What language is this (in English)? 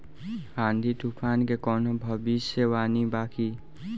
Bhojpuri